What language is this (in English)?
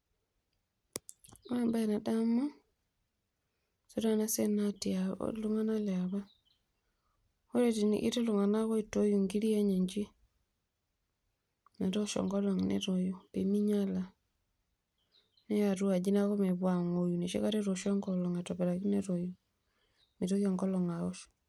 Masai